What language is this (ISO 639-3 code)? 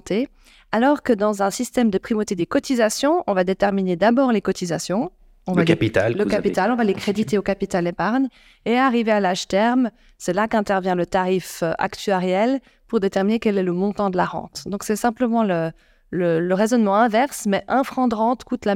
fra